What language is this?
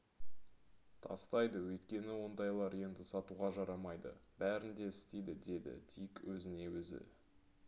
Kazakh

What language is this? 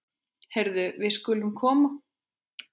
Icelandic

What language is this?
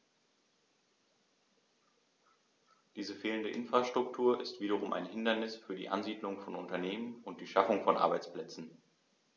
German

